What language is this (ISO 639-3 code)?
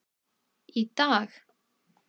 isl